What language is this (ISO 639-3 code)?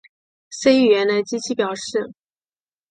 zho